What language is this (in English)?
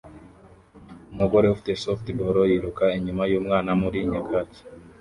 Kinyarwanda